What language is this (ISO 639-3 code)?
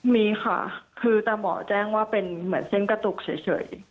tha